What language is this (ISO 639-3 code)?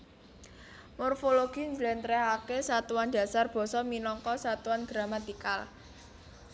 jav